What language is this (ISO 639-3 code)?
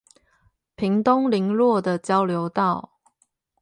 zho